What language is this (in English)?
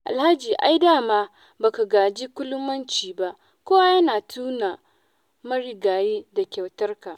Hausa